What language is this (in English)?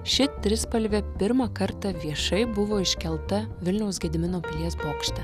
Lithuanian